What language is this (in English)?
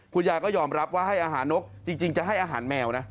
Thai